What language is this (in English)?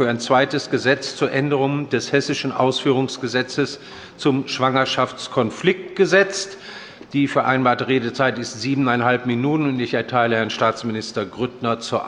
German